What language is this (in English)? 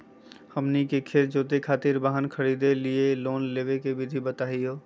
Magahi